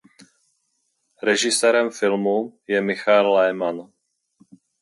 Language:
Czech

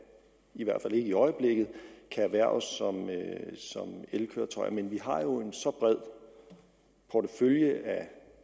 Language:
Danish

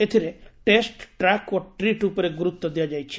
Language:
Odia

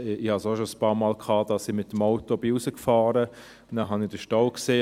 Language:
Swiss German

